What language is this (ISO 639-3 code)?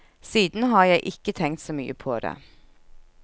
nor